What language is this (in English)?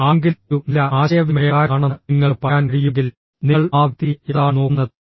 Malayalam